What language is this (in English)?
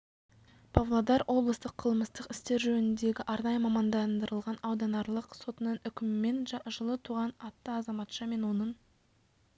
Kazakh